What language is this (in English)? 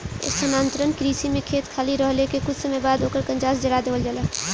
Bhojpuri